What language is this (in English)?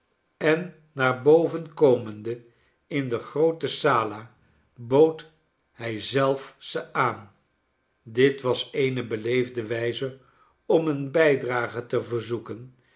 Dutch